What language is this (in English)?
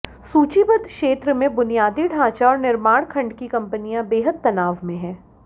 Hindi